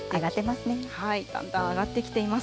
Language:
Japanese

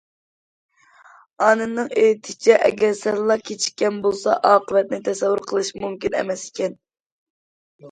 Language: Uyghur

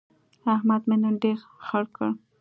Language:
Pashto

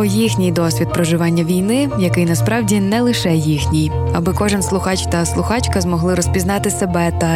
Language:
Ukrainian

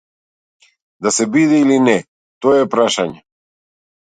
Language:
Macedonian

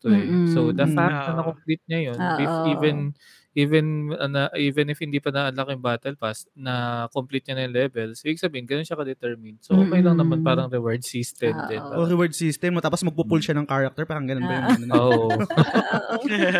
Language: Filipino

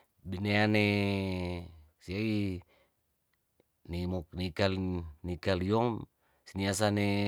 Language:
Tondano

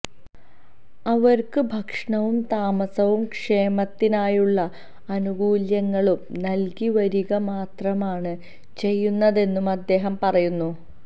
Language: Malayalam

